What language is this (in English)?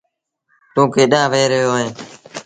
Sindhi Bhil